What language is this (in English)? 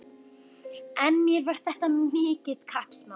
Icelandic